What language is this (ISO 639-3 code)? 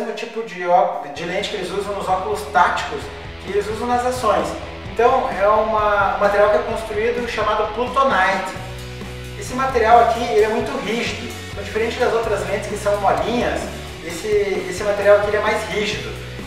por